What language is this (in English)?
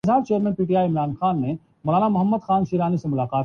Urdu